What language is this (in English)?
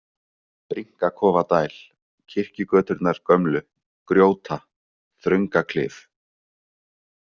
Icelandic